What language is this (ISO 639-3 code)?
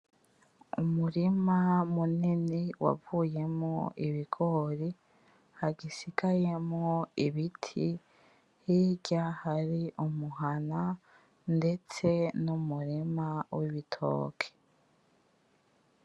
run